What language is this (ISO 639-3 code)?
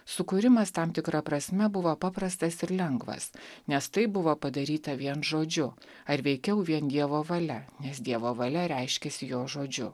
lit